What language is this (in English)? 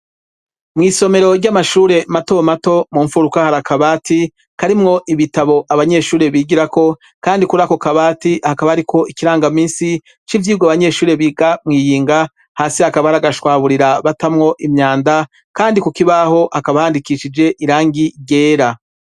Rundi